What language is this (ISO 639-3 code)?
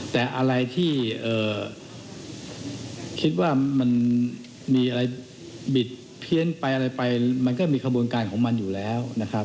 tha